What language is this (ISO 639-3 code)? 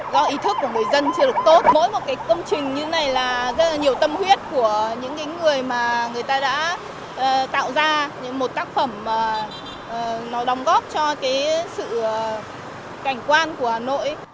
vie